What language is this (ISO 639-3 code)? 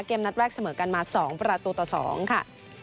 tha